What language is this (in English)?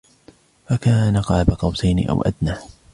Arabic